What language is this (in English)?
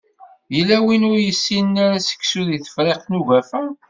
Kabyle